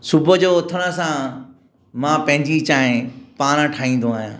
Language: Sindhi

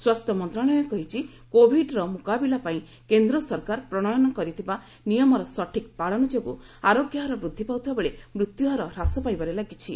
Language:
Odia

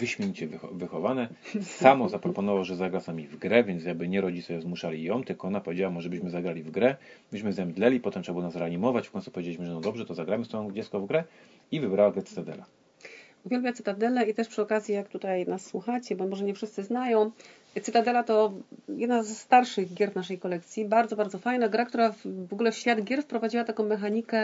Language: Polish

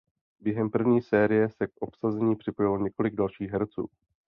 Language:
Czech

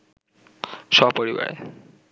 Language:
Bangla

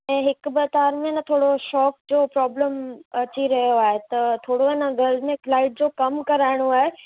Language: Sindhi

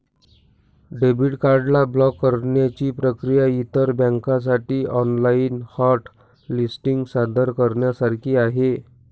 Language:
Marathi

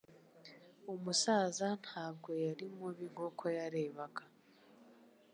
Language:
Kinyarwanda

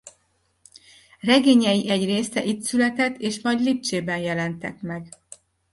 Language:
Hungarian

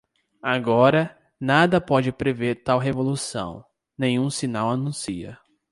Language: Portuguese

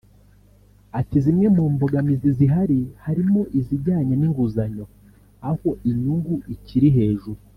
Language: Kinyarwanda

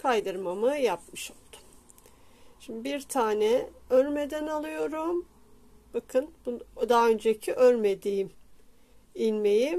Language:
Turkish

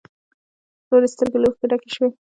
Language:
Pashto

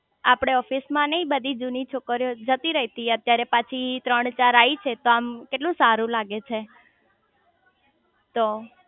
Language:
Gujarati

